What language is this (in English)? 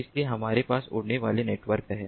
Hindi